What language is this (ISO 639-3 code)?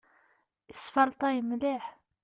kab